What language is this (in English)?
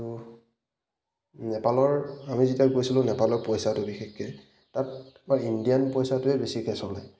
Assamese